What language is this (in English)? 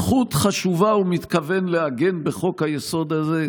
Hebrew